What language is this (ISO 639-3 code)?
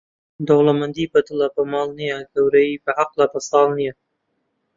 ckb